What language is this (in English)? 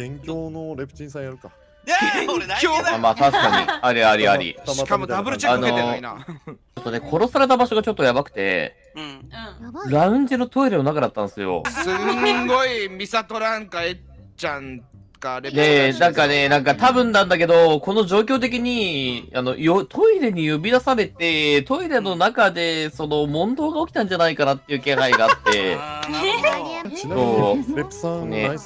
Japanese